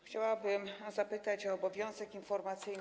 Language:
Polish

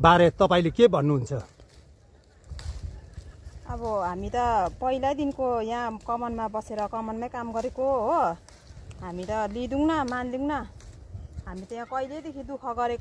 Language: Thai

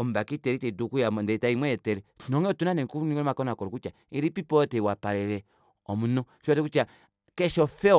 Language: Kuanyama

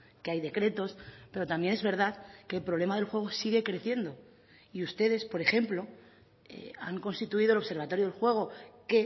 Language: Spanish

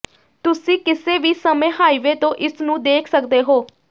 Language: Punjabi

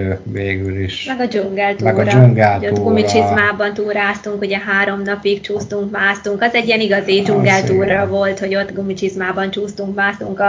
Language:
Hungarian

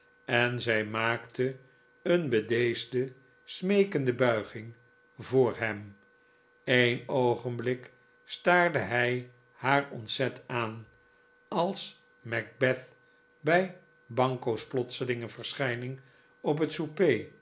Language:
Dutch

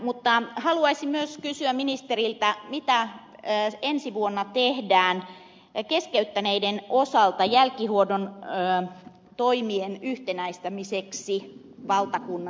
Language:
Finnish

